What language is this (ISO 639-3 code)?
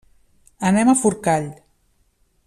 cat